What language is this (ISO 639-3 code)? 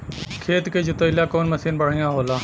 bho